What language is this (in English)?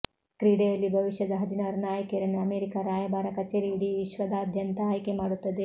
Kannada